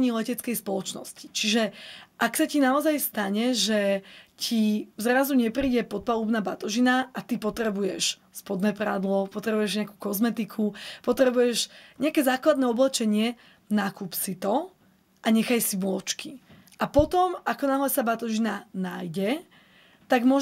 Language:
Slovak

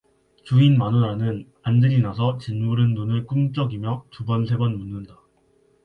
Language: Korean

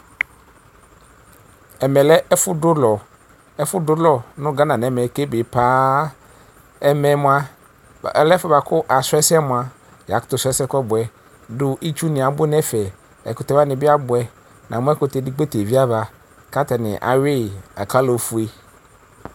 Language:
Ikposo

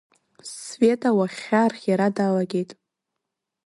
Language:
Abkhazian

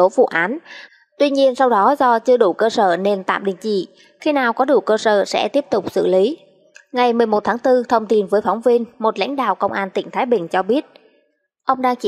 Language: Vietnamese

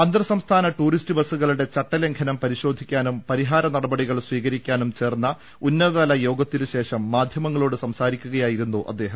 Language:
Malayalam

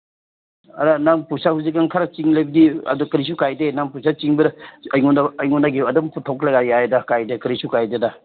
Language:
Manipuri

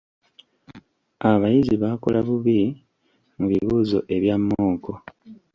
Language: Ganda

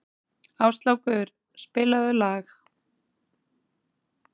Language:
Icelandic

